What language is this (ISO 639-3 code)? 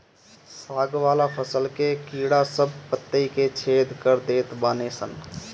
bho